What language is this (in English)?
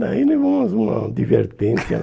Portuguese